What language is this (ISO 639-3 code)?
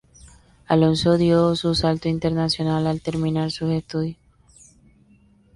spa